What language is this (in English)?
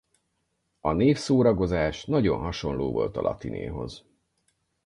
Hungarian